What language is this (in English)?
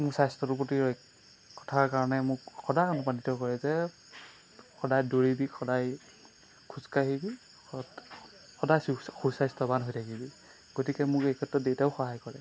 Assamese